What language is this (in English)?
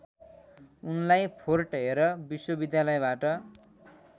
Nepali